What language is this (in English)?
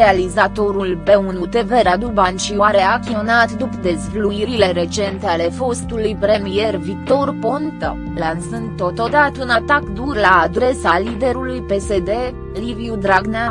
Romanian